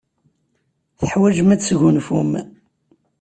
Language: Kabyle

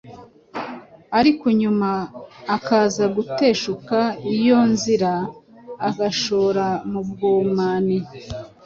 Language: Kinyarwanda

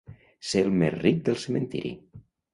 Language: Catalan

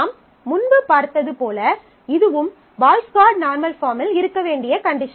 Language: Tamil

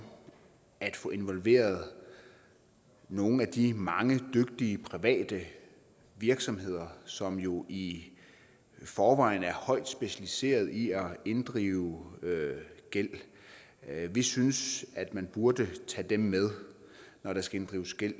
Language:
Danish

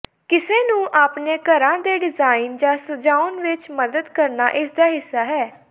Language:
Punjabi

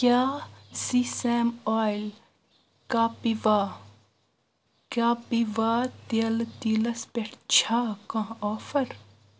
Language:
Kashmiri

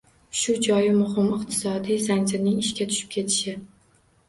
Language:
Uzbek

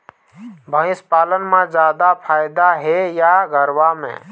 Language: Chhattisgarhi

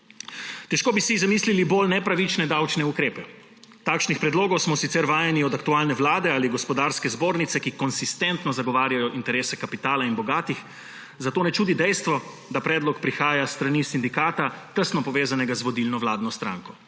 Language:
Slovenian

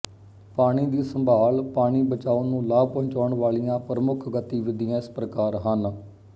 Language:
Punjabi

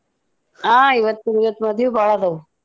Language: Kannada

